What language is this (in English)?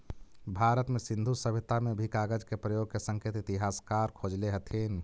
Magahi